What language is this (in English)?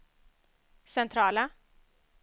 Swedish